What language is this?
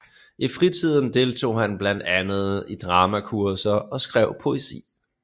Danish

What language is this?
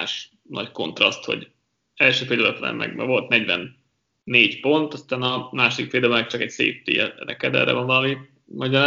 Hungarian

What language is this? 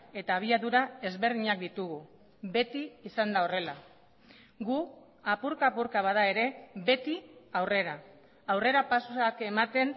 Basque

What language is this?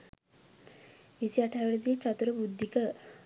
Sinhala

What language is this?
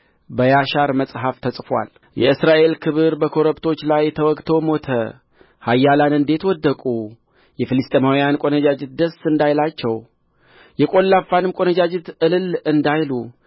Amharic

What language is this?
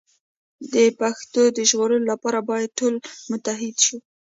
Pashto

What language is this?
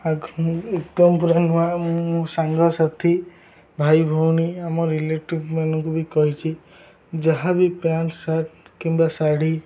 Odia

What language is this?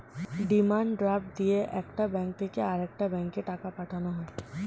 Bangla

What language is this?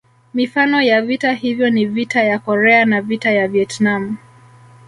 Swahili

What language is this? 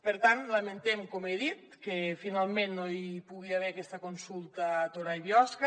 Catalan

